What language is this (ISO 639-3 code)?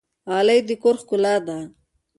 pus